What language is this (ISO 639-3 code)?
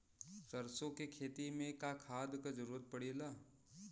bho